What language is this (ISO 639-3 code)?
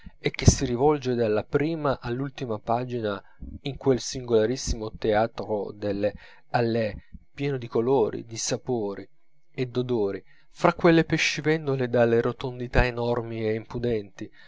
ita